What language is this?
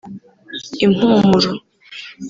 Kinyarwanda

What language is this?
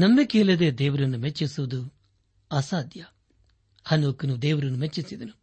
Kannada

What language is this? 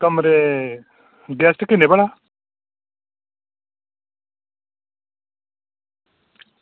Dogri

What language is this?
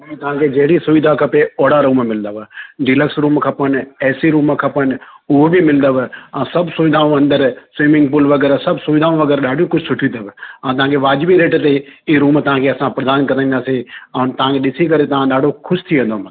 Sindhi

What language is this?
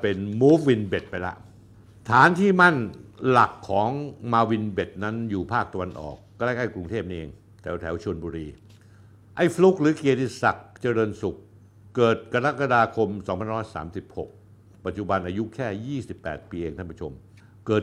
Thai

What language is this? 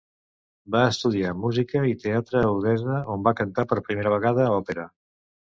Catalan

